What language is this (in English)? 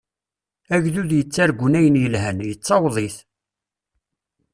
Kabyle